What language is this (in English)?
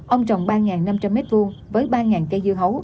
Vietnamese